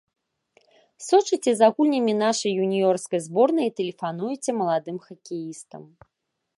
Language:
Belarusian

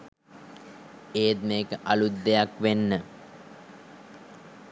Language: Sinhala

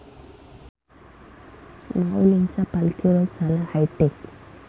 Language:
Marathi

